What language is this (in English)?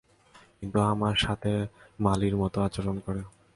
Bangla